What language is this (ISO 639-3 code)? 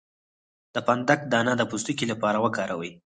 pus